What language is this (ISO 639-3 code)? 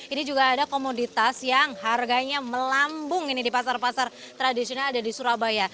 ind